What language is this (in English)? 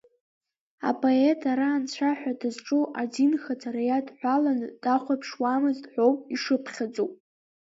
Abkhazian